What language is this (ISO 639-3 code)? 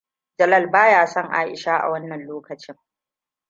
hau